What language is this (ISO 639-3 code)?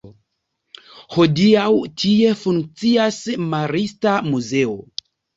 epo